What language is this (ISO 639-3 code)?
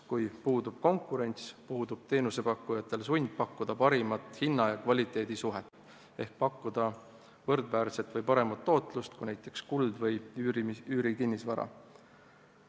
est